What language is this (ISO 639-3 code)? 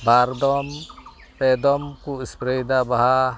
sat